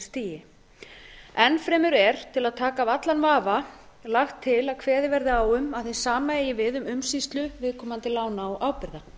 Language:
Icelandic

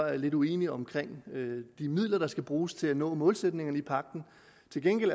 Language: Danish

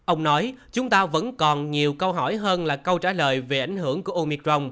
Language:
Vietnamese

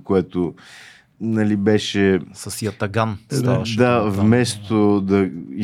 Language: Bulgarian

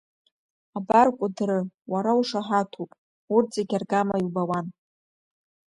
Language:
Abkhazian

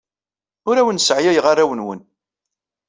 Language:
Kabyle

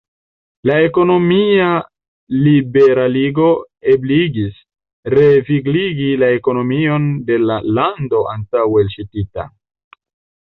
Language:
Esperanto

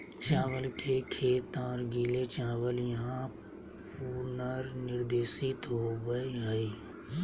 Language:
Magahi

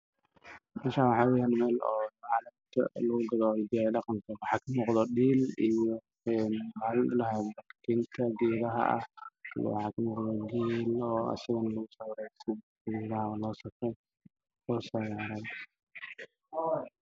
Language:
Somali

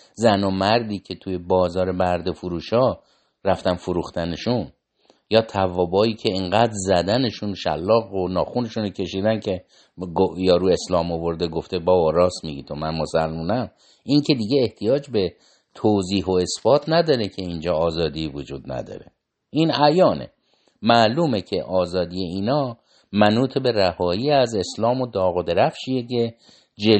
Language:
Persian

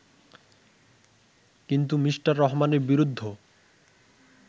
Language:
Bangla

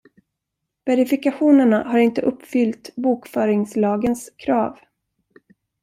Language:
Swedish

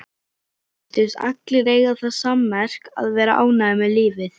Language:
Icelandic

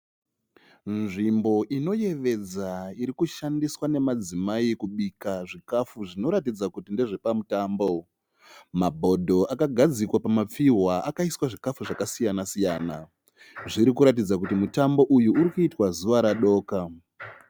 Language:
Shona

